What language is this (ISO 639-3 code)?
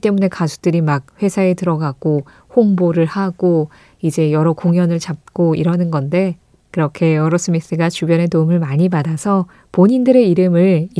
kor